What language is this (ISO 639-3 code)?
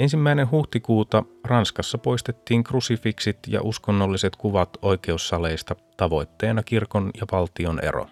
fin